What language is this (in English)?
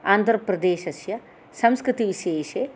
Sanskrit